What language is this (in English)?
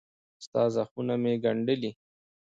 Pashto